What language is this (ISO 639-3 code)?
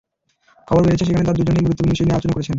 ben